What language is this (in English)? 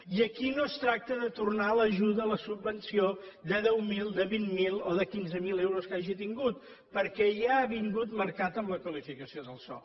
Catalan